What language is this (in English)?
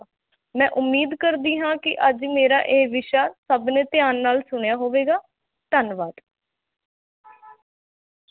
Punjabi